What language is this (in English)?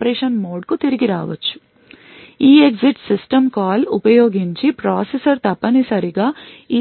Telugu